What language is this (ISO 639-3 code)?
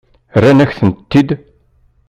kab